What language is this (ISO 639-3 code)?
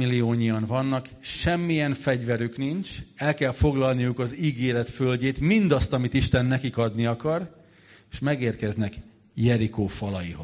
hun